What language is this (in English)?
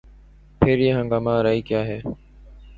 Urdu